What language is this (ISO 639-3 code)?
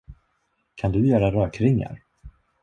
swe